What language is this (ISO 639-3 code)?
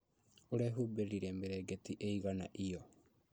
kik